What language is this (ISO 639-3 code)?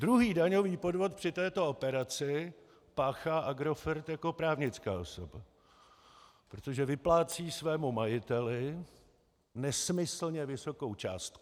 ces